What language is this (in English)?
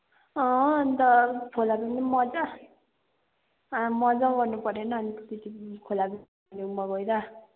Nepali